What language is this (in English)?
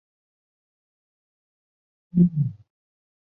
Chinese